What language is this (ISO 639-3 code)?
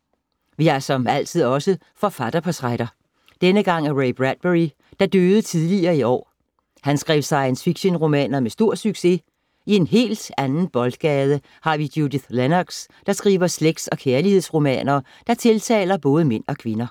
dan